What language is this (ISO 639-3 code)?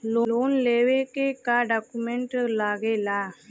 bho